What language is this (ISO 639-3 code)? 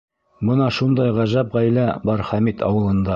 bak